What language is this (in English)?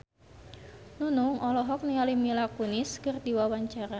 Sundanese